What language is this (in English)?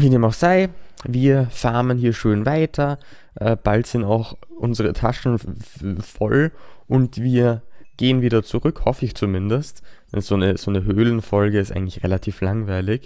German